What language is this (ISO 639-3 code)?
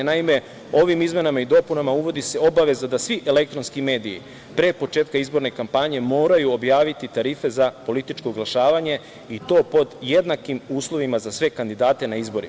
srp